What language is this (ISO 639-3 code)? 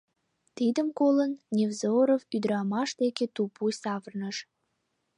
chm